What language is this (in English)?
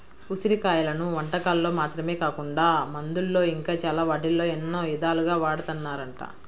Telugu